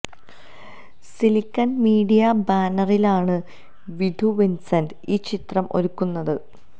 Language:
Malayalam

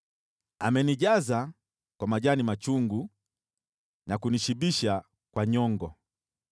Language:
Swahili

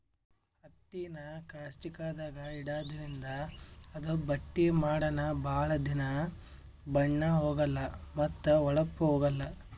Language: Kannada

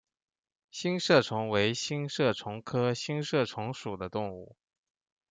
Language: Chinese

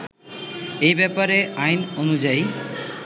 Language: Bangla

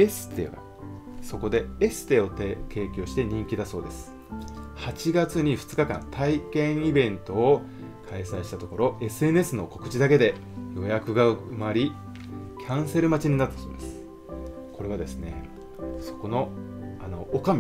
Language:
Japanese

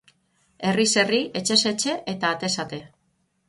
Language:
Basque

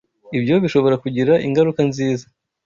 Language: Kinyarwanda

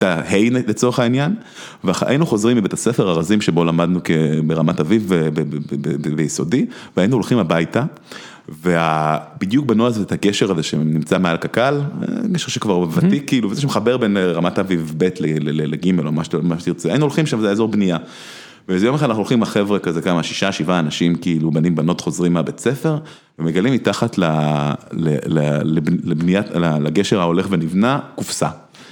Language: Hebrew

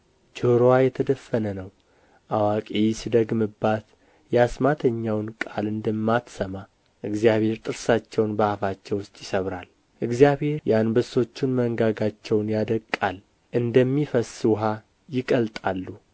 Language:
Amharic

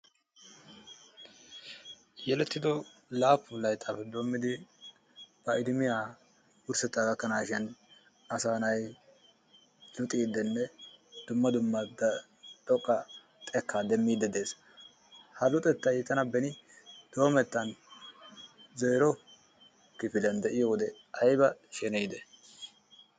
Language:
Wolaytta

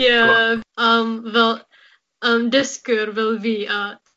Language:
Welsh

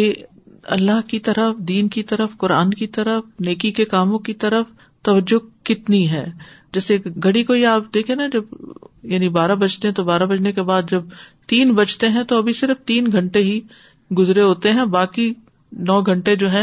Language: Urdu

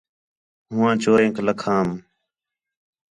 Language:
Khetrani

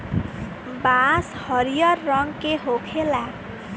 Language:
Bhojpuri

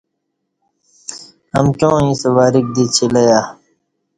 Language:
Kati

